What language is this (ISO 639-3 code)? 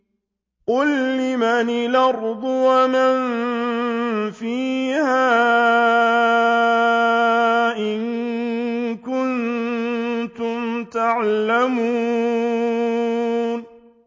ara